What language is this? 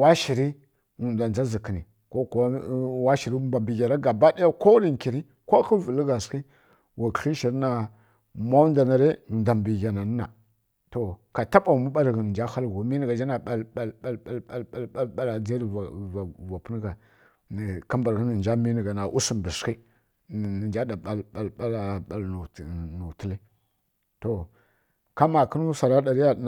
Kirya-Konzəl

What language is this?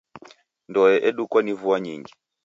Taita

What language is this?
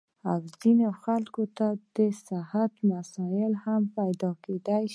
Pashto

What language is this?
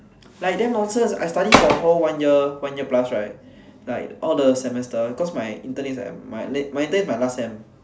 English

